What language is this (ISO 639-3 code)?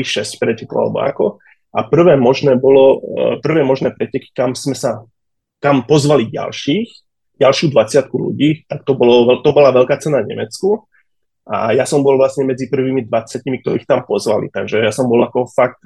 slk